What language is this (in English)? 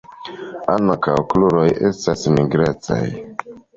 Esperanto